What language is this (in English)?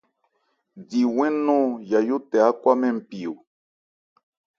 Ebrié